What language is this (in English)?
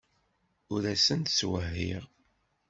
Kabyle